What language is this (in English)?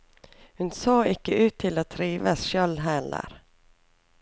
Norwegian